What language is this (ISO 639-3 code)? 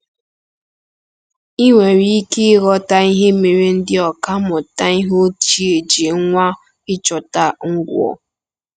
ibo